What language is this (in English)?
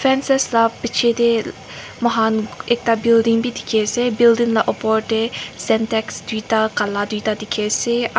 Naga Pidgin